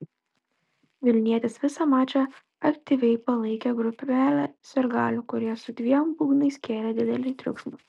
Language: Lithuanian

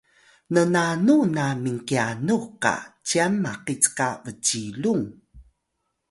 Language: Atayal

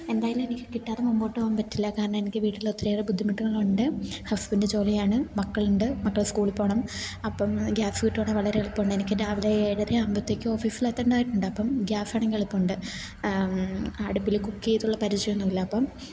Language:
Malayalam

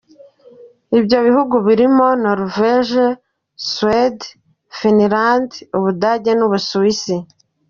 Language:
Kinyarwanda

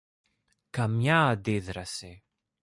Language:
Greek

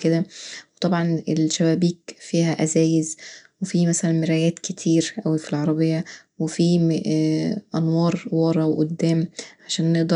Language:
Egyptian Arabic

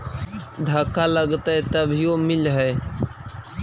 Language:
Magahi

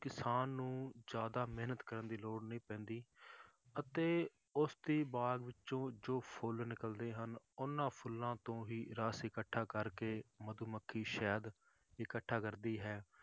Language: Punjabi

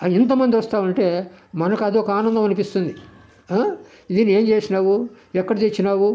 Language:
Telugu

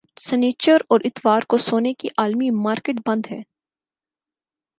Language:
Urdu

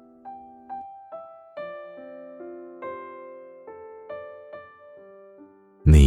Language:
Chinese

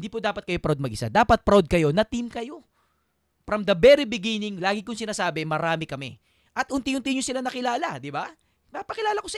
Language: Filipino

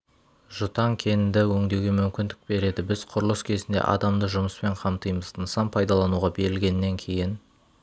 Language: Kazakh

